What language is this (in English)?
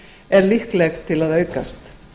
Icelandic